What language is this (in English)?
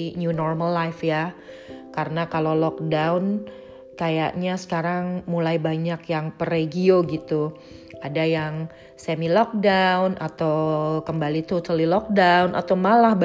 Indonesian